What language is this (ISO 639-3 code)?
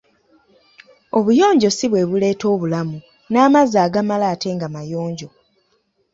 lug